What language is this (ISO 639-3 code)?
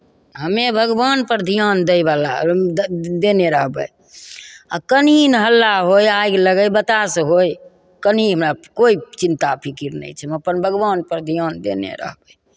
mai